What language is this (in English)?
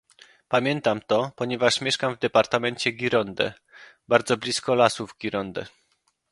Polish